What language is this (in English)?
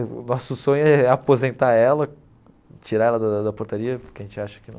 Portuguese